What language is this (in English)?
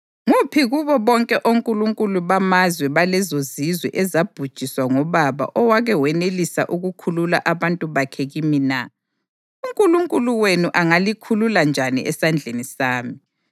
North Ndebele